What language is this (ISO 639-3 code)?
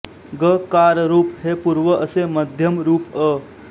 mar